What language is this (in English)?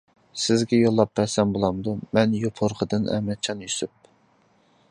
Uyghur